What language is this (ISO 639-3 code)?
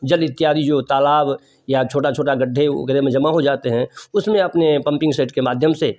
hin